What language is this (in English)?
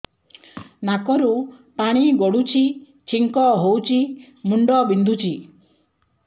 Odia